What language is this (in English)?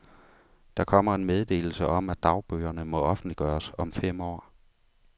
Danish